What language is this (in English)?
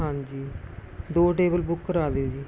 Punjabi